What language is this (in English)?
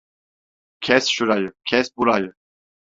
Turkish